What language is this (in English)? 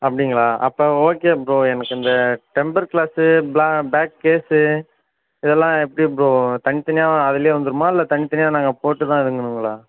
Tamil